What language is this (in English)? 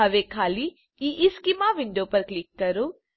Gujarati